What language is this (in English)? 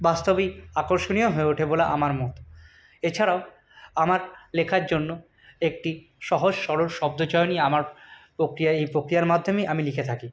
Bangla